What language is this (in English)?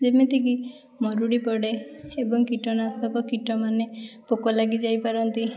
Odia